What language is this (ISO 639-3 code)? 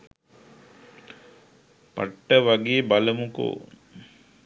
sin